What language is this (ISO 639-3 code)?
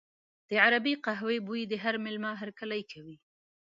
pus